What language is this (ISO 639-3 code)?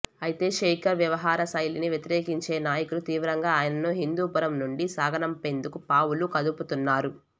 tel